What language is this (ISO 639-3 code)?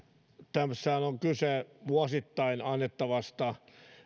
fin